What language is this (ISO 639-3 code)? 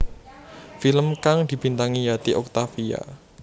jav